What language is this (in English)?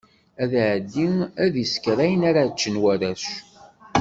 Kabyle